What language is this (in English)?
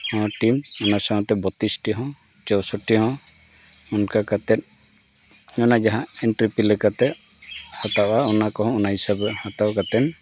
Santali